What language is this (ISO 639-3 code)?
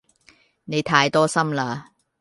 yue